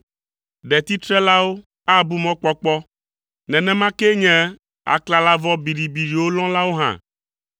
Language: Ewe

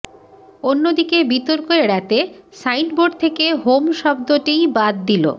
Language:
Bangla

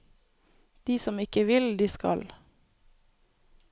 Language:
Norwegian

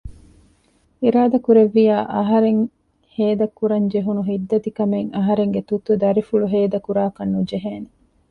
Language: Divehi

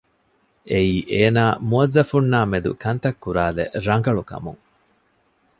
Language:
Divehi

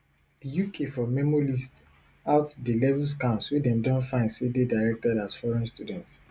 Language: Nigerian Pidgin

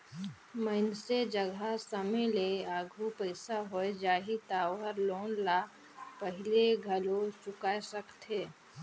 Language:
Chhattisgarhi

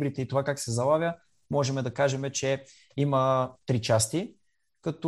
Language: Bulgarian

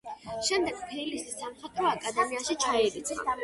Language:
Georgian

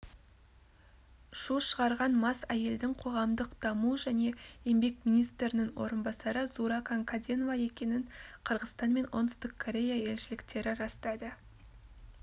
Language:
Kazakh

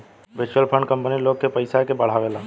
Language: Bhojpuri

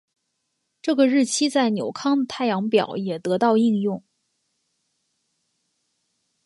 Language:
Chinese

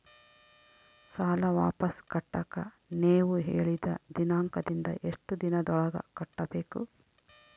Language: Kannada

